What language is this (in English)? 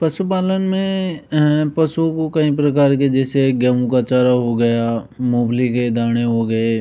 Hindi